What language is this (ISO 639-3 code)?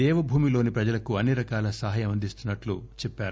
tel